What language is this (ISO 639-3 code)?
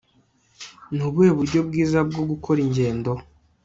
kin